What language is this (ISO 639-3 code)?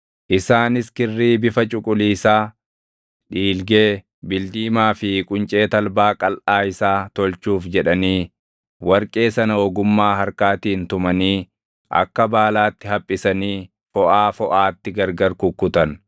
orm